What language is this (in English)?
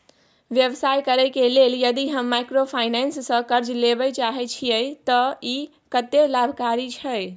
Maithili